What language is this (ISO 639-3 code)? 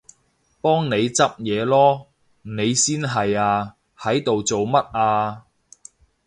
yue